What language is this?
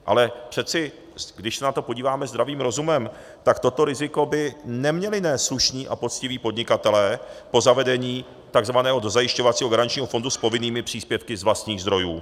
Czech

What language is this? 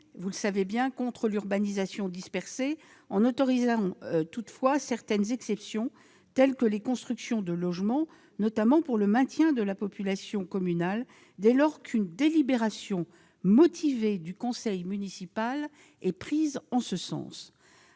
French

